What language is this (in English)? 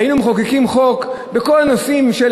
Hebrew